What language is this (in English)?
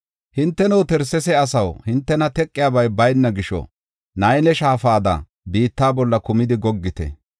Gofa